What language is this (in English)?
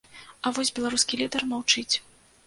Belarusian